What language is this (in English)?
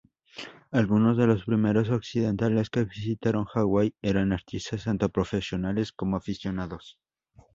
Spanish